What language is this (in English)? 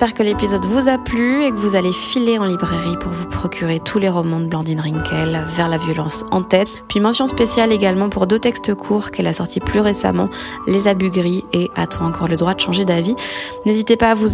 French